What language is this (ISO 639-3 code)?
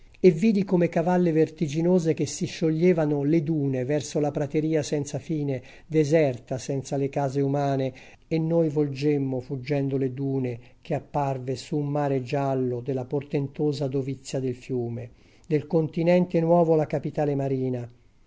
ita